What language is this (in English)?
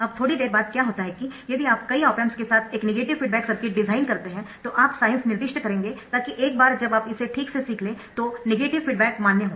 Hindi